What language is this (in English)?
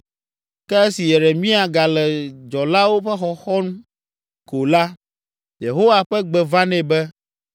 Ewe